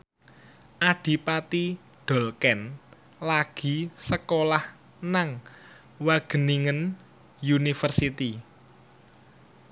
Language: Javanese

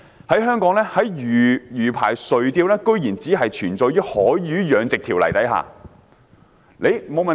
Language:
Cantonese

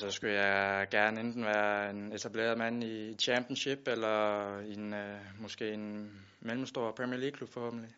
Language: Danish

